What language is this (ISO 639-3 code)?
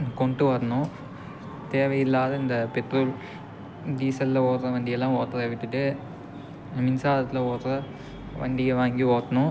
tam